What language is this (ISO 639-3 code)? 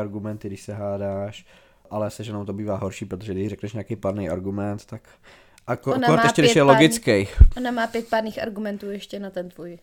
ces